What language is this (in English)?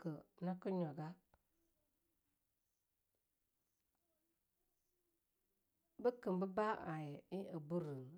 Longuda